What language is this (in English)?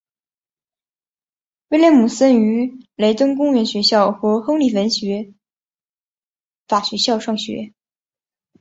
Chinese